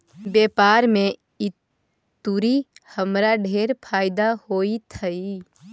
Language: Magahi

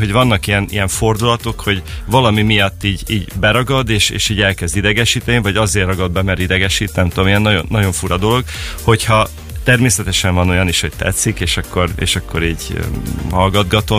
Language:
Hungarian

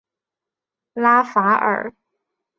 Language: Chinese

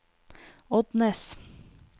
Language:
Norwegian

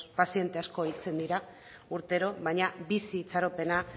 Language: Basque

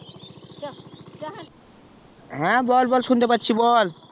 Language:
Bangla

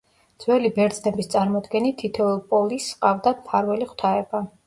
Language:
Georgian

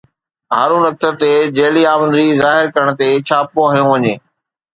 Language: Sindhi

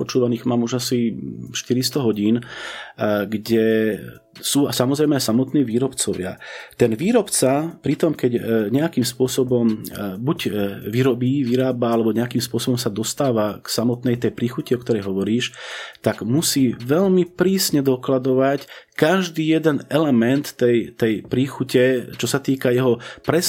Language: Slovak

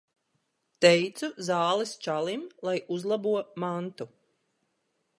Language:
Latvian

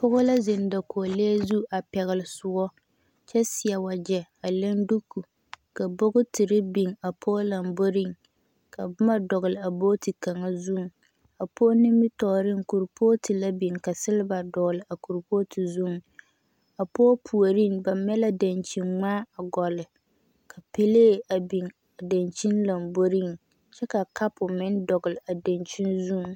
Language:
Southern Dagaare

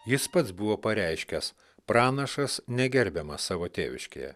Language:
Lithuanian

